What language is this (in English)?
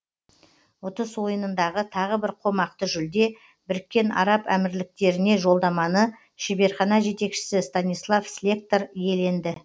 Kazakh